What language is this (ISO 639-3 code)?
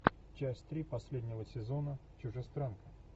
rus